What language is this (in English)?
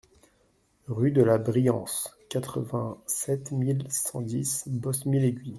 French